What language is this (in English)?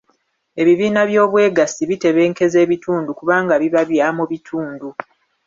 Ganda